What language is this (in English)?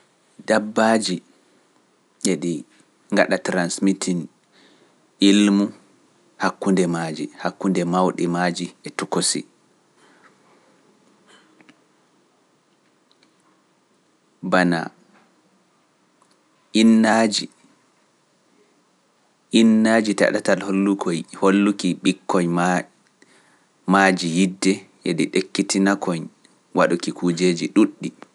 Pular